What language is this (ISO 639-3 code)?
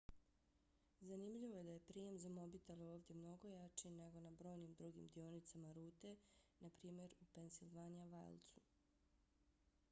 bos